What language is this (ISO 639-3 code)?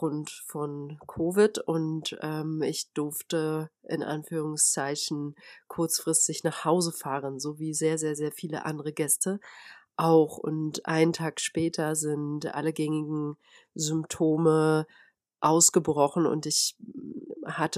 deu